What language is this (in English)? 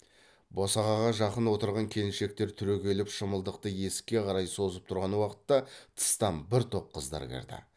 Kazakh